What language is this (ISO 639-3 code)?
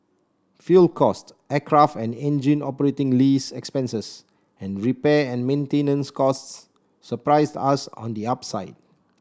eng